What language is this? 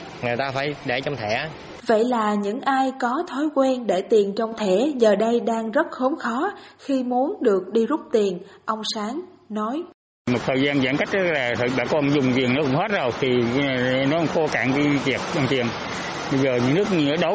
Vietnamese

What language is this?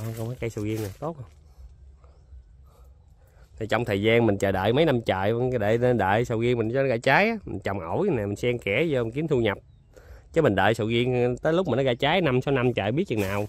Vietnamese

